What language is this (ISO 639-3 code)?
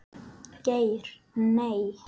isl